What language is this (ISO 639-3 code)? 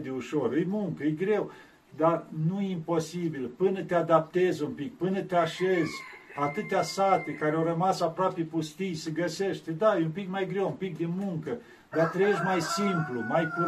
ron